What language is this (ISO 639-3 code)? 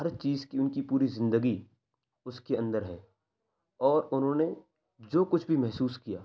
urd